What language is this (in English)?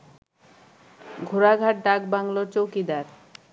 Bangla